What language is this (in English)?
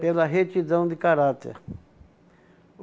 Portuguese